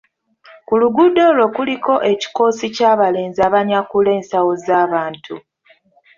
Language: Ganda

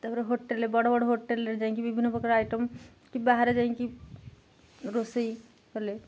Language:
Odia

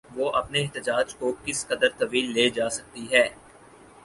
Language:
Urdu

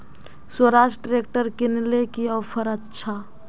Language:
Magahi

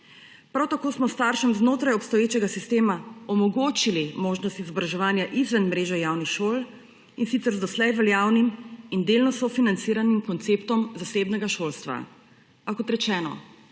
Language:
Slovenian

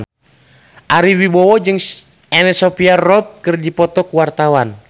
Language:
Sundanese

